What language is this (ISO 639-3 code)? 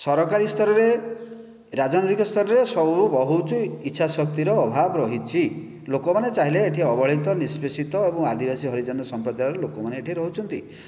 ori